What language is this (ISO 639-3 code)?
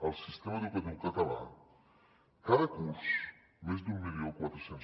cat